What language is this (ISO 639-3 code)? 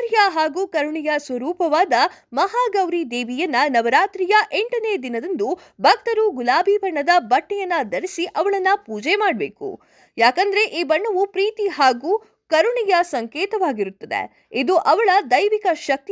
kan